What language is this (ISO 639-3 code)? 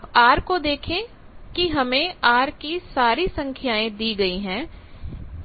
hin